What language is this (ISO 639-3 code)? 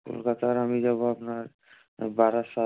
ben